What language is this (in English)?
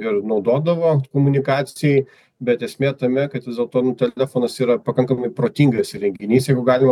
Lithuanian